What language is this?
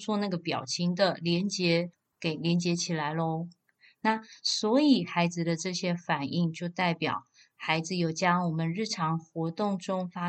Chinese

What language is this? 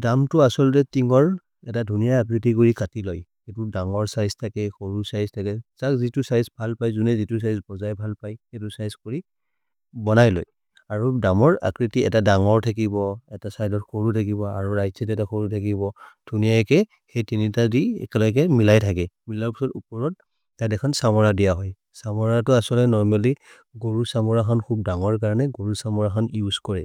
Maria (India)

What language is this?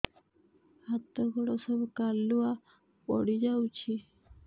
Odia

